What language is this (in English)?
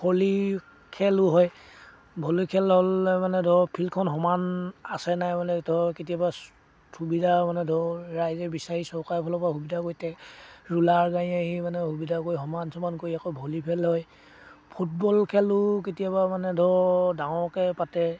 Assamese